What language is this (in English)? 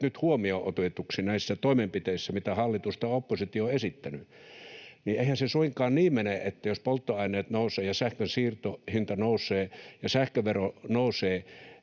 Finnish